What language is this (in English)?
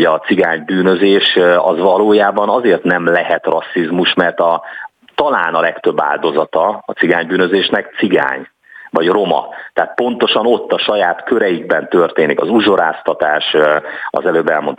Hungarian